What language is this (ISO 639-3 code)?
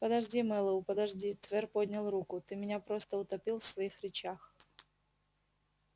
rus